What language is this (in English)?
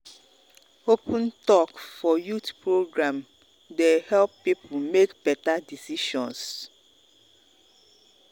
Nigerian Pidgin